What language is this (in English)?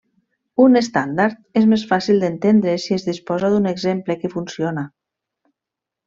Catalan